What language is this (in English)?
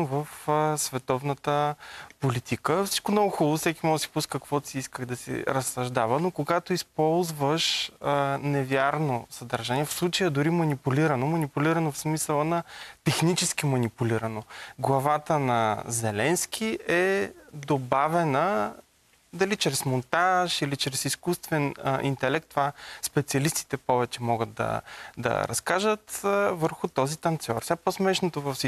Bulgarian